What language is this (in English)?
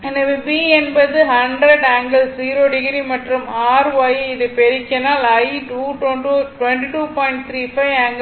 Tamil